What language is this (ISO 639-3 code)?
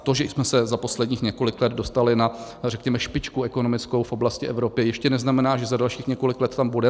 ces